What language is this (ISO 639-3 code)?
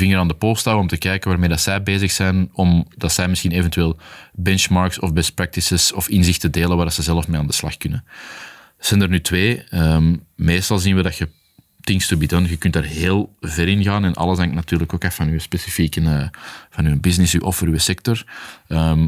nld